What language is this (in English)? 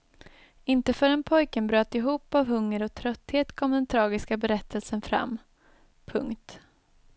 Swedish